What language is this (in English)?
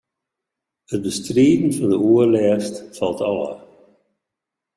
Western Frisian